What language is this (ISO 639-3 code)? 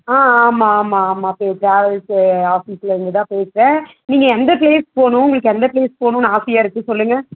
tam